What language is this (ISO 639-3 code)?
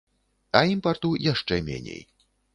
bel